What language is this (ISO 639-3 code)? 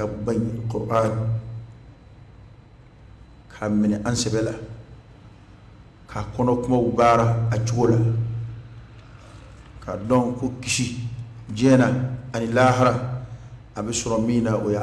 ara